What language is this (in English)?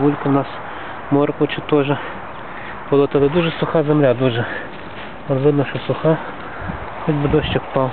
Ukrainian